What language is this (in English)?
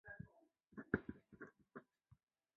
Chinese